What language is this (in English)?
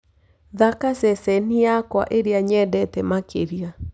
Kikuyu